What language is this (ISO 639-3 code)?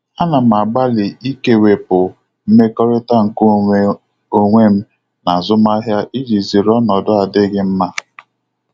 ibo